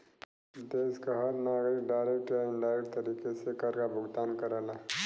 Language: Bhojpuri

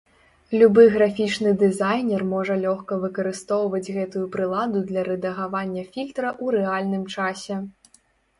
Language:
Belarusian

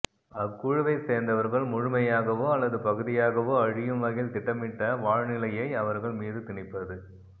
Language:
Tamil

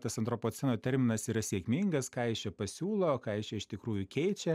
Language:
Lithuanian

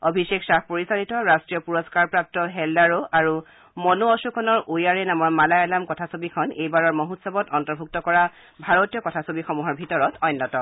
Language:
Assamese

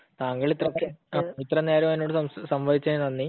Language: Malayalam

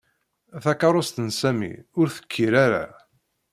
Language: Kabyle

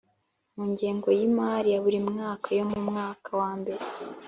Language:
Kinyarwanda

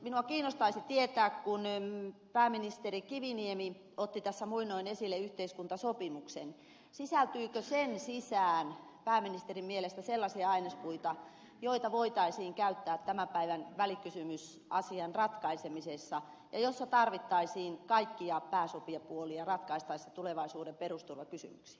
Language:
Finnish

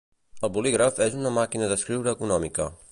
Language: Catalan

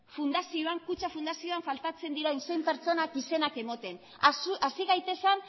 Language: Basque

